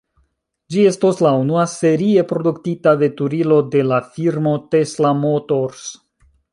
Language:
Esperanto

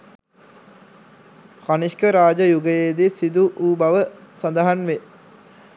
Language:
Sinhala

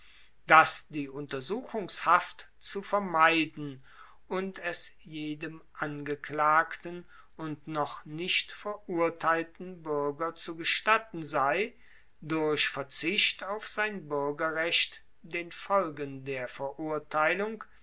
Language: German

